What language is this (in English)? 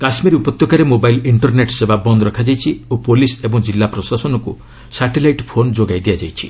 Odia